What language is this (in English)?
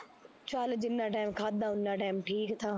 Punjabi